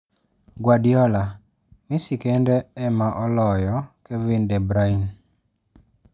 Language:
Luo (Kenya and Tanzania)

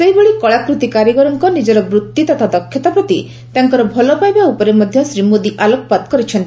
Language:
Odia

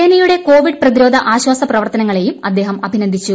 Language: Malayalam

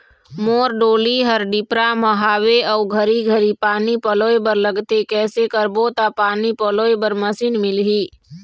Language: Chhattisgarhi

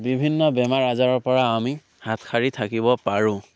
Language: Assamese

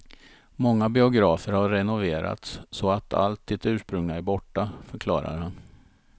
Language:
Swedish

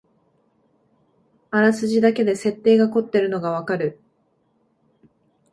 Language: Japanese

